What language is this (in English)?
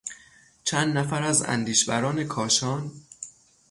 Persian